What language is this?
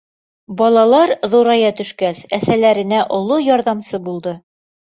Bashkir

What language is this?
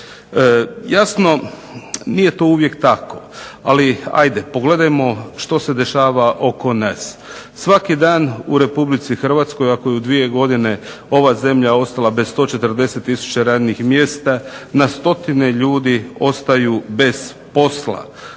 Croatian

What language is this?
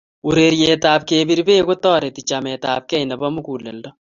Kalenjin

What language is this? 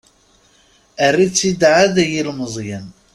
Kabyle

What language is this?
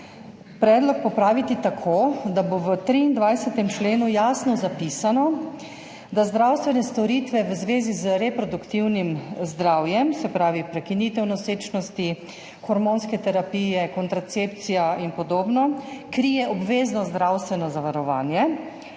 Slovenian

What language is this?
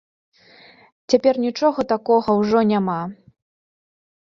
Belarusian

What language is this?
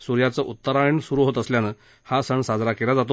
Marathi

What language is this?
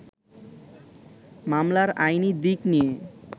Bangla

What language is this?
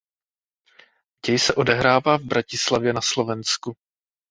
Czech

